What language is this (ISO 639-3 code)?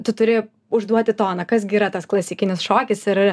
lit